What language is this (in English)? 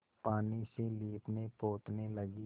Hindi